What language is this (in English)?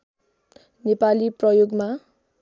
Nepali